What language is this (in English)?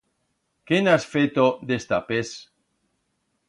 Aragonese